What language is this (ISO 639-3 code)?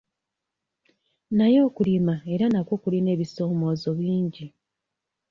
lug